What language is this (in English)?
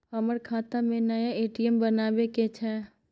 Maithili